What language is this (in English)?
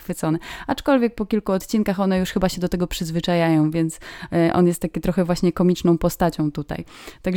Polish